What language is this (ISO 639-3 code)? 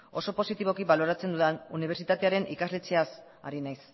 eus